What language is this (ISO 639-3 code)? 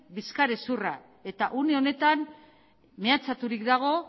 eus